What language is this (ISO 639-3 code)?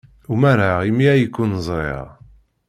kab